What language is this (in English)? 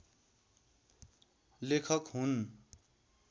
Nepali